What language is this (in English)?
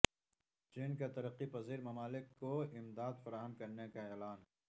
Urdu